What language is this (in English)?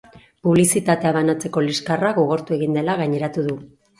Basque